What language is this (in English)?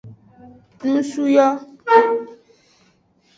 Aja (Benin)